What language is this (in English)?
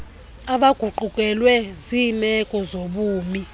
Xhosa